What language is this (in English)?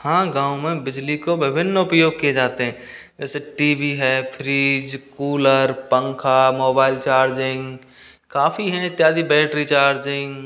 Hindi